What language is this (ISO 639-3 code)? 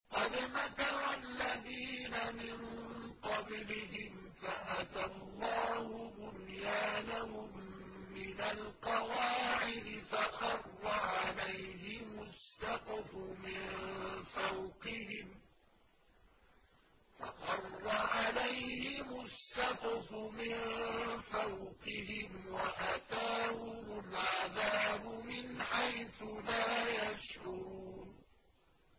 ara